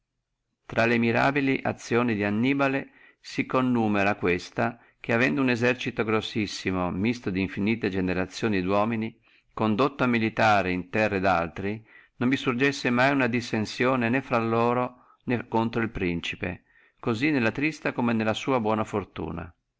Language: Italian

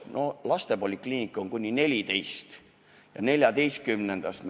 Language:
Estonian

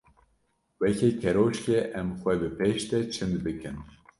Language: Kurdish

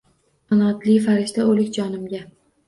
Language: Uzbek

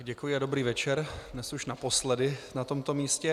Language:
Czech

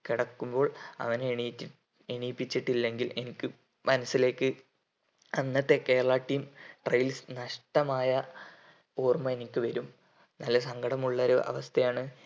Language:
Malayalam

